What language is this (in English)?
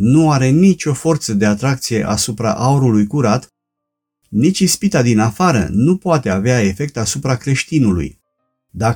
Romanian